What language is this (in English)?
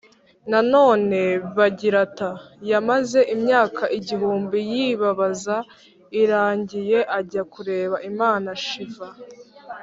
Kinyarwanda